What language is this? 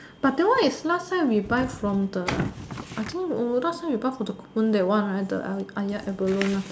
English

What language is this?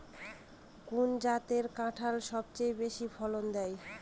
Bangla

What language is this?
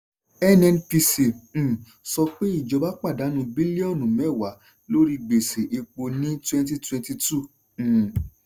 Yoruba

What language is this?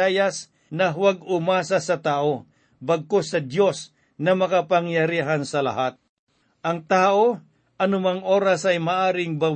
Filipino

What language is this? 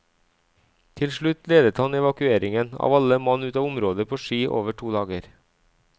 Norwegian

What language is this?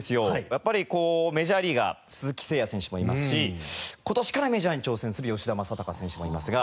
Japanese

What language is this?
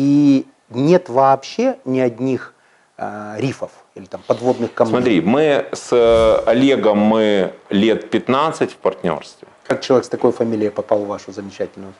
Russian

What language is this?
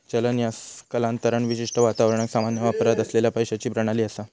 Marathi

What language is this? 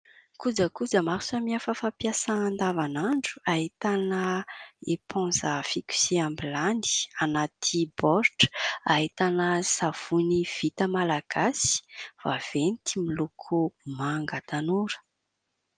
Malagasy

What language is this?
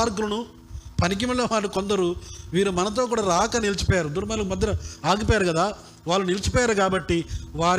Telugu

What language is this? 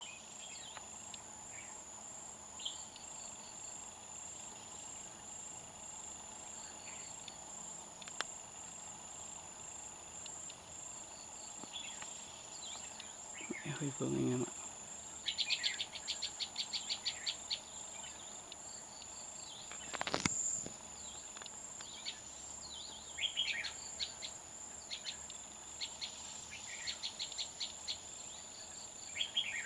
Vietnamese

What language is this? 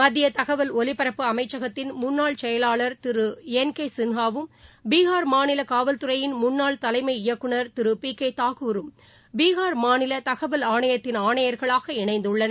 Tamil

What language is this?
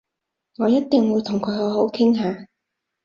Cantonese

